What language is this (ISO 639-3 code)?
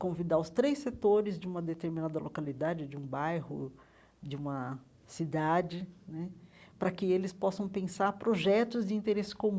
por